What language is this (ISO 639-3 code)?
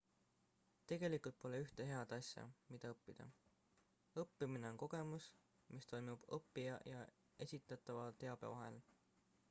est